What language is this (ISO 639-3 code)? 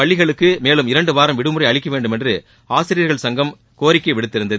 tam